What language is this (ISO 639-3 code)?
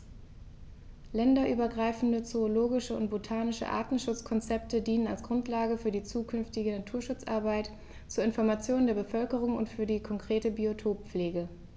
deu